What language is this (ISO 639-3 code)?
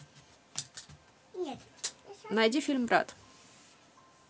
rus